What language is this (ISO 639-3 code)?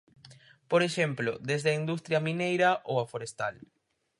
glg